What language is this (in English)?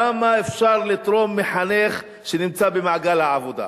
Hebrew